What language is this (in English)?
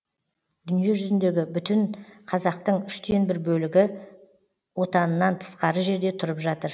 Kazakh